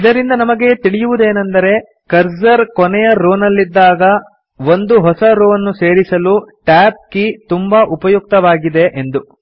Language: Kannada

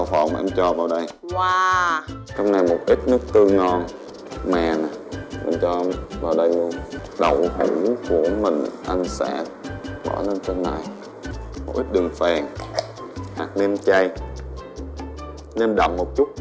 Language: Vietnamese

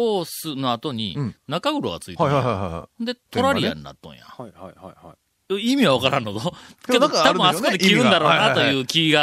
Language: Japanese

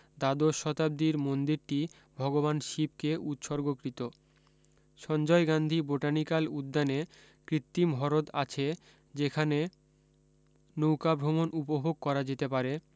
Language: Bangla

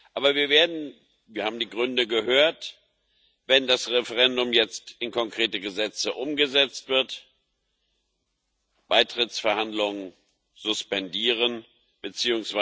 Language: German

